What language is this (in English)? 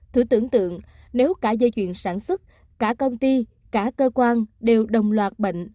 Vietnamese